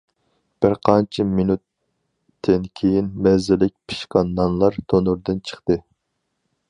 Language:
Uyghur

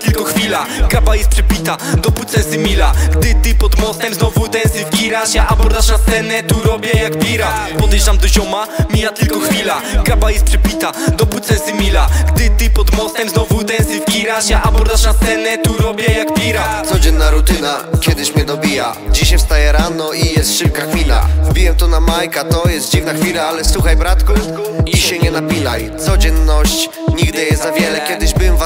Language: Polish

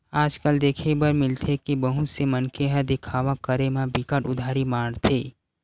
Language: Chhattisgarhi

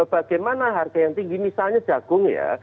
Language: Indonesian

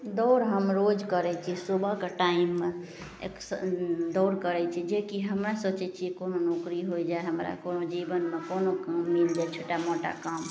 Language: Maithili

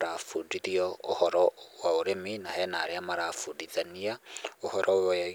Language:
Kikuyu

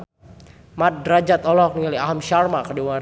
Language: Sundanese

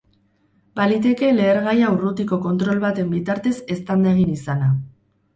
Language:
Basque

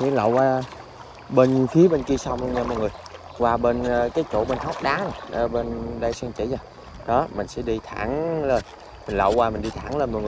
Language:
Vietnamese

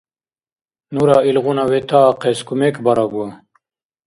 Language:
Dargwa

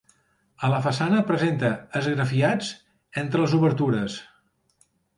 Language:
Catalan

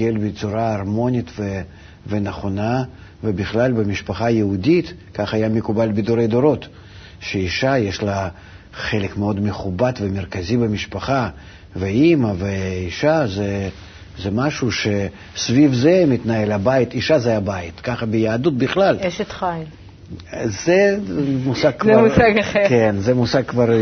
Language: Hebrew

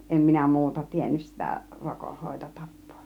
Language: Finnish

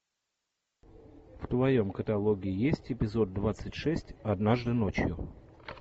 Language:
Russian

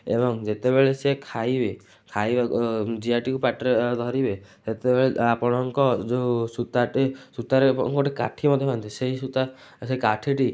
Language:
Odia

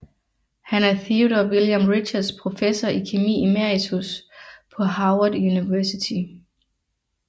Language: Danish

